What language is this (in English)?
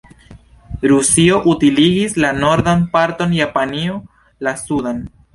Esperanto